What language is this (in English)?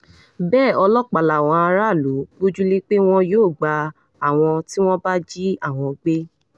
Yoruba